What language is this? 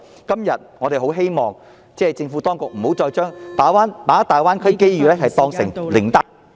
Cantonese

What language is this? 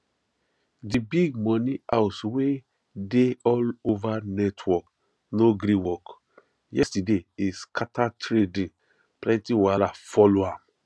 Nigerian Pidgin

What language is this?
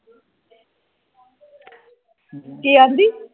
Punjabi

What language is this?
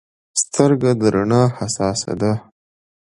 Pashto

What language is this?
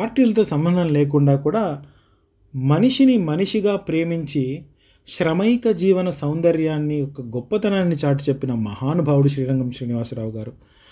Telugu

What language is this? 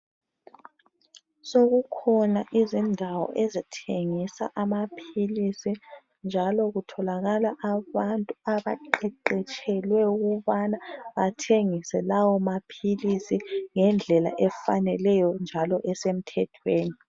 North Ndebele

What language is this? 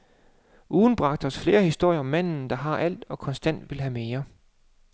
Danish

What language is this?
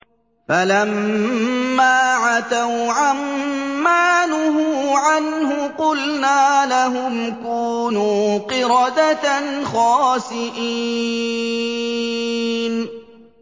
Arabic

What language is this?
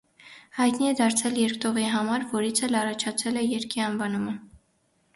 Armenian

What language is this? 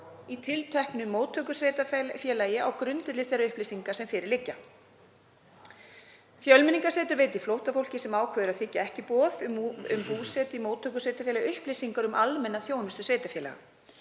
Icelandic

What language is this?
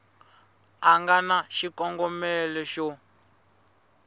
Tsonga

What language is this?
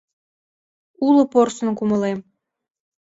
Mari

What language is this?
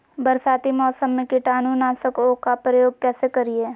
Magahi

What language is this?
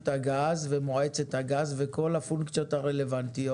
Hebrew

